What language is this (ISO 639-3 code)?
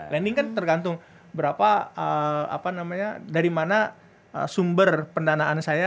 ind